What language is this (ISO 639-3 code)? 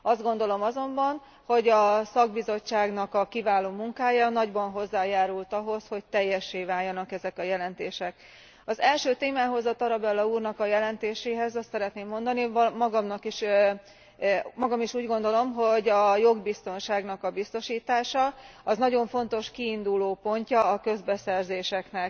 hun